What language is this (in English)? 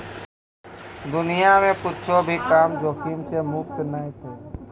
Maithili